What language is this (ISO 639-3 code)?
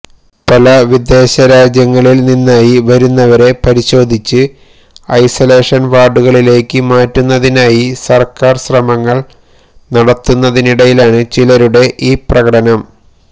mal